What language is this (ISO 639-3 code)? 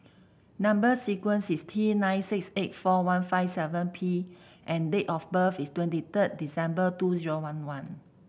eng